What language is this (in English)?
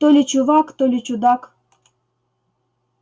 Russian